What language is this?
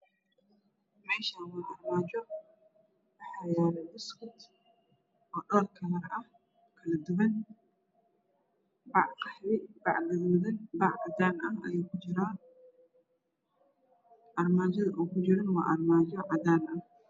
Somali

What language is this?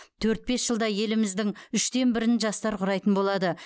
Kazakh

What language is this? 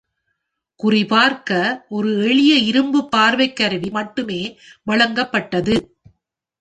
Tamil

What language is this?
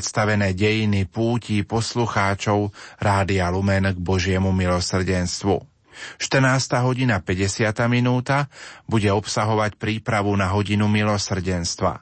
Slovak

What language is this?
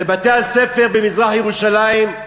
Hebrew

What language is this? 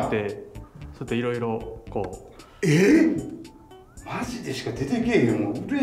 Japanese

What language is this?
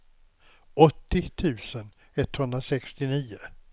Swedish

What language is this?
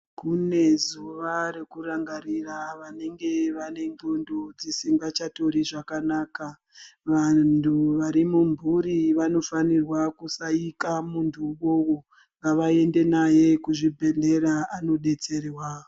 Ndau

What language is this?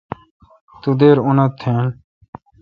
Kalkoti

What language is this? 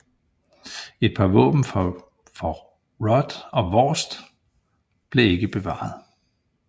Danish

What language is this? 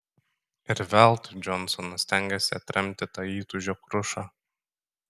Lithuanian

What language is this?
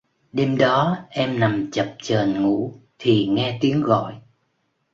Vietnamese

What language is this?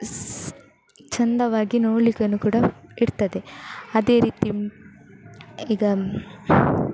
Kannada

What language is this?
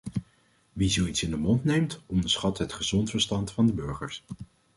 Dutch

